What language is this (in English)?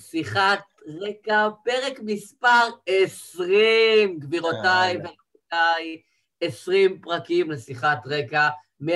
Hebrew